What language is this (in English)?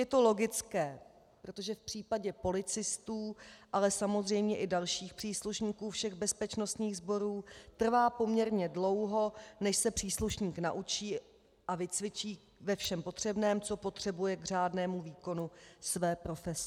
Czech